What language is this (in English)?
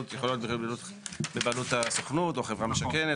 Hebrew